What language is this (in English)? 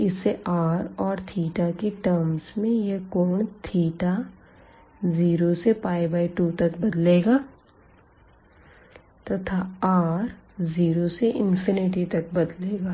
Hindi